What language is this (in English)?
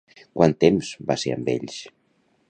Catalan